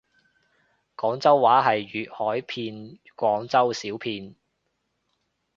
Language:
Cantonese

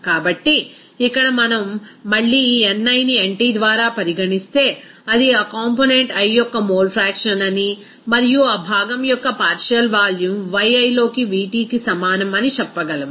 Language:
Telugu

